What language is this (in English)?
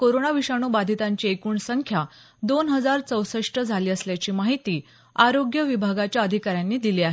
Marathi